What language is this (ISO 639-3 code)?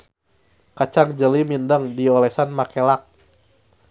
sun